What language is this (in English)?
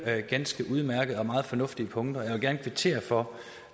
Danish